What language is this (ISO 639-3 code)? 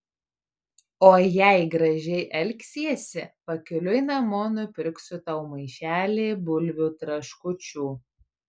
lit